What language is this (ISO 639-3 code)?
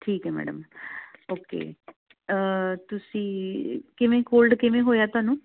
pan